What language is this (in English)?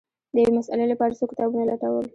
Pashto